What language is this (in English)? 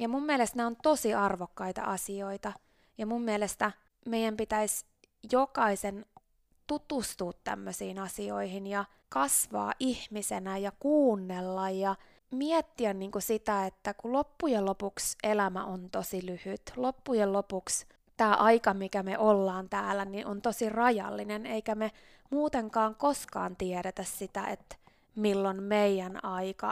Finnish